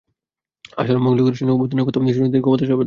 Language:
Bangla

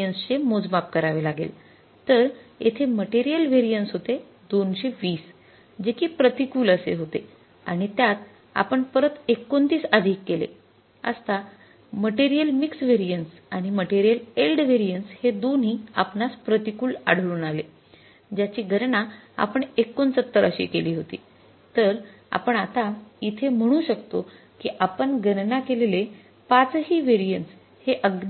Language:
Marathi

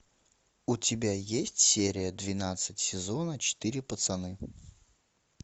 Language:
Russian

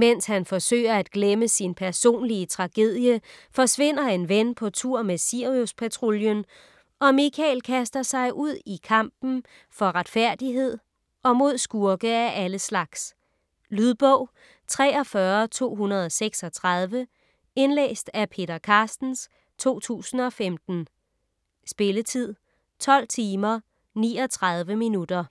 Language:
Danish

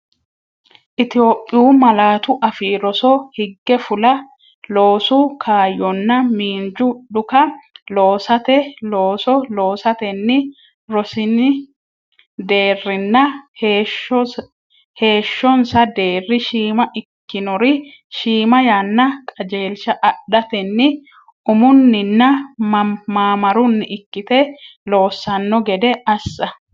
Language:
Sidamo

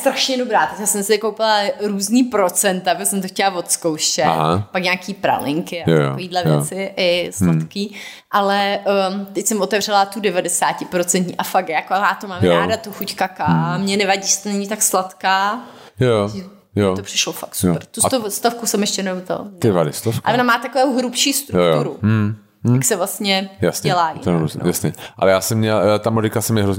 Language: Czech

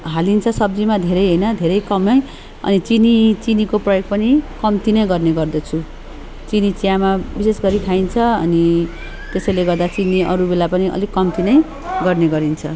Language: Nepali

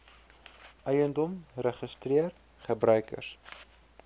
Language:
Afrikaans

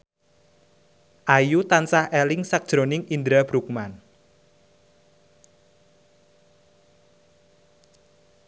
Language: Javanese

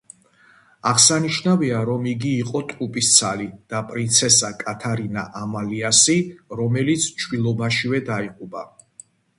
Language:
Georgian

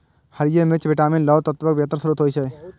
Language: Maithili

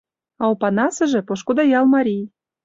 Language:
Mari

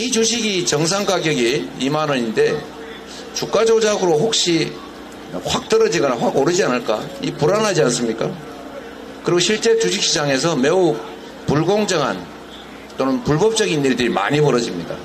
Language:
Korean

